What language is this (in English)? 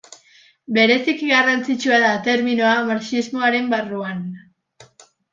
Basque